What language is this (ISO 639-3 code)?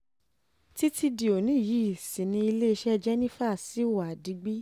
yor